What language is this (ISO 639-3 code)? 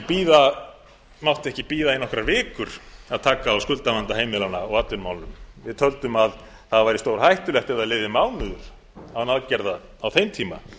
isl